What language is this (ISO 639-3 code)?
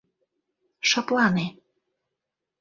chm